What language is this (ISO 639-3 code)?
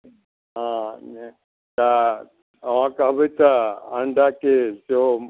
mai